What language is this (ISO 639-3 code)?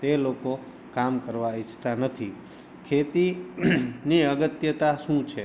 guj